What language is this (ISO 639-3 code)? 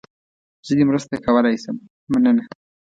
pus